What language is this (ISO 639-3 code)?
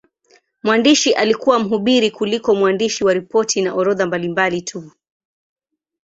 swa